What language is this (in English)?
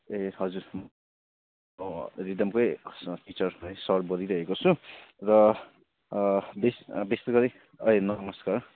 Nepali